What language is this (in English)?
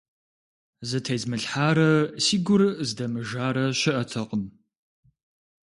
Kabardian